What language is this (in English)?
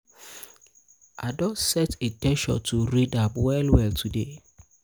Nigerian Pidgin